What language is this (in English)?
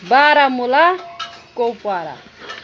Kashmiri